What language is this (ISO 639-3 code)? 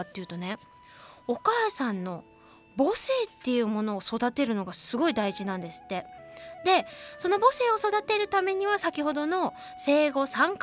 jpn